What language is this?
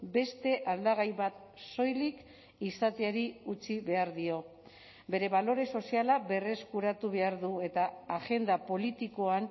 Basque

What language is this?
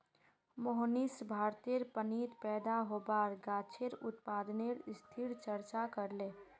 Magahi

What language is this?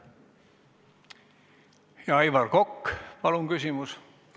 Estonian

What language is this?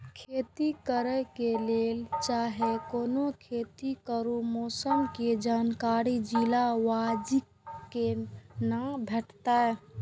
Maithili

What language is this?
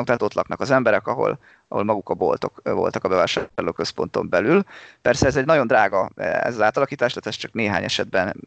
Hungarian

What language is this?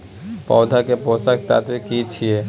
Maithili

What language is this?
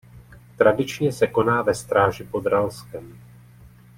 Czech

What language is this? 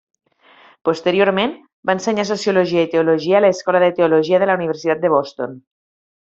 Catalan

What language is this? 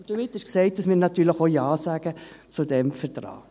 Swiss German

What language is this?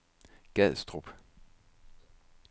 Danish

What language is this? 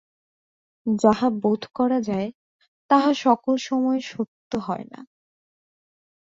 Bangla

